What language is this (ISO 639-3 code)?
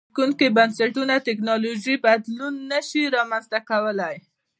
pus